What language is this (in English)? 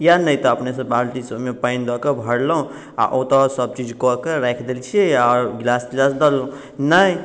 Maithili